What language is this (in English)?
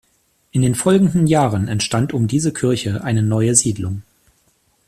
German